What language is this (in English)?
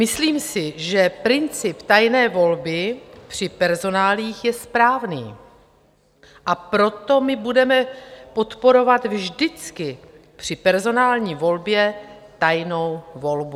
Czech